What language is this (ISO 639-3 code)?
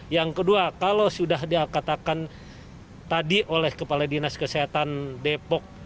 ind